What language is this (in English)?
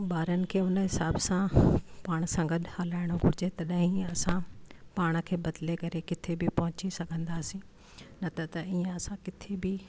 Sindhi